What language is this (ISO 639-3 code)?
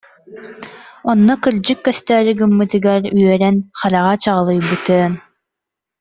sah